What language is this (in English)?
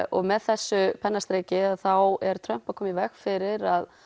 Icelandic